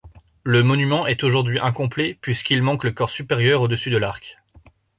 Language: French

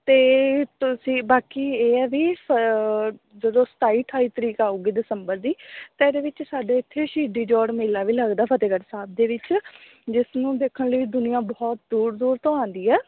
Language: Punjabi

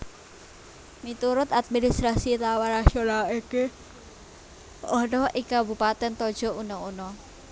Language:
Javanese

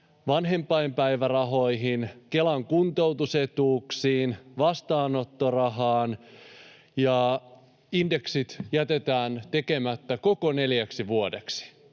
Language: Finnish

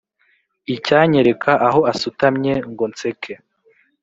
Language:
Kinyarwanda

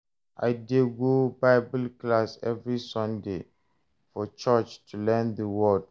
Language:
Nigerian Pidgin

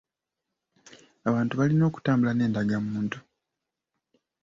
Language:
Ganda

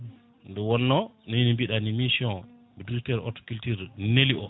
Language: Fula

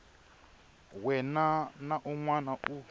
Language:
Tsonga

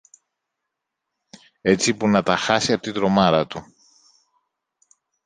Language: Greek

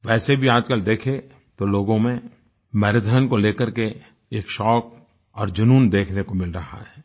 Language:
Hindi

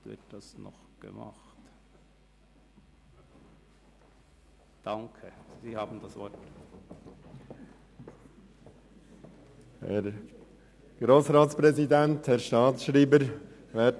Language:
Swiss German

